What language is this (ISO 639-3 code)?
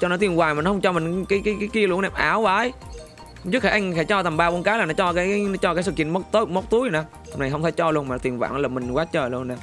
vie